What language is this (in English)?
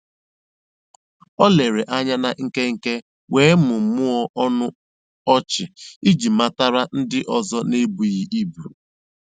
Igbo